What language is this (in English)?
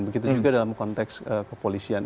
Indonesian